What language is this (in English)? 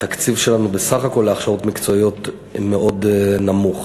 Hebrew